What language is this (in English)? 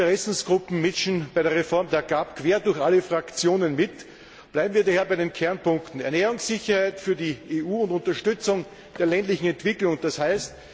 German